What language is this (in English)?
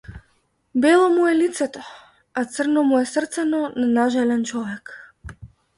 Macedonian